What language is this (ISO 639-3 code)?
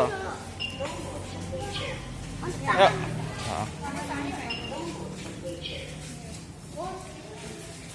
ind